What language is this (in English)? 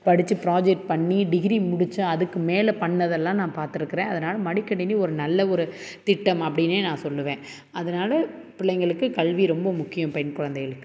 Tamil